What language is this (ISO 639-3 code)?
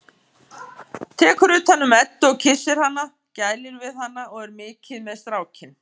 isl